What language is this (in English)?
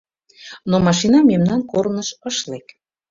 Mari